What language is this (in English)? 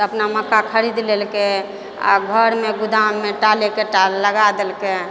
Maithili